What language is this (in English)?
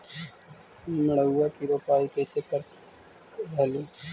Magahi